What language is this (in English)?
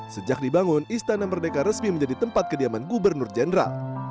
Indonesian